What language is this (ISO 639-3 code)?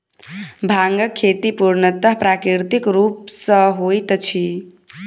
mai